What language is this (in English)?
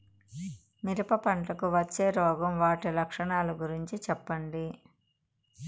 Telugu